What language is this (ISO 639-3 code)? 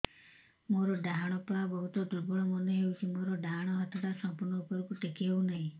ori